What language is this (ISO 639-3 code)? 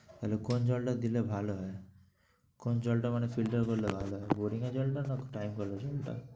ben